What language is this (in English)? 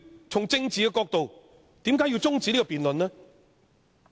Cantonese